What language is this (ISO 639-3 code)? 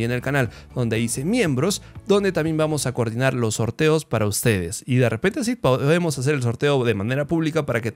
spa